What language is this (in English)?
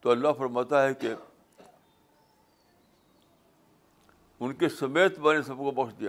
Urdu